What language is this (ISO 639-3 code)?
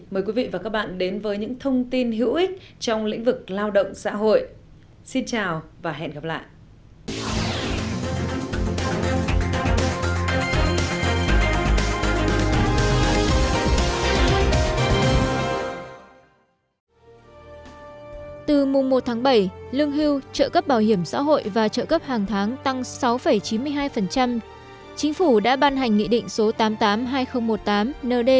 vie